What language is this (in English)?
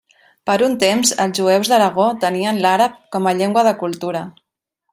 Catalan